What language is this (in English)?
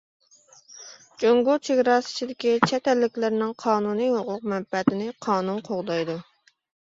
Uyghur